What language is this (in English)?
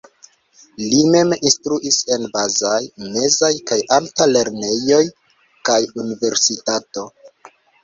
Esperanto